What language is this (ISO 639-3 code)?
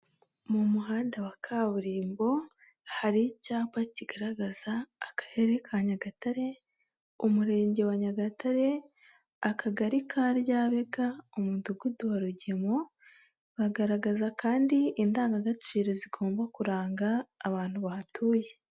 kin